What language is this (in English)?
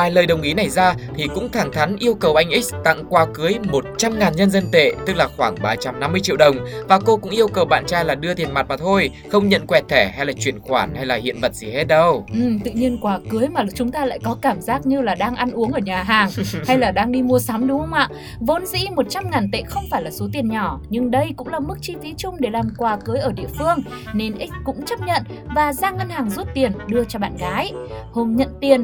Vietnamese